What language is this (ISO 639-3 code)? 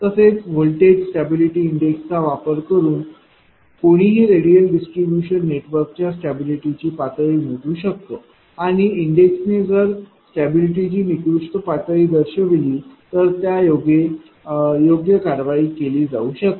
mar